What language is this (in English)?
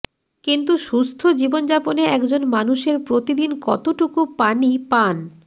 Bangla